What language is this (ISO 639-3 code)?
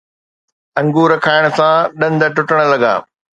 snd